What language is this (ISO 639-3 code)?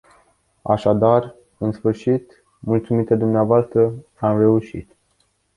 ron